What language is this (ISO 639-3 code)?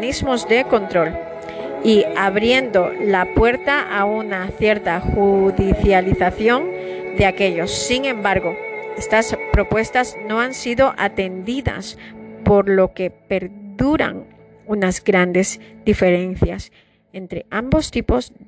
spa